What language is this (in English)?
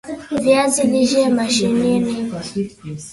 Swahili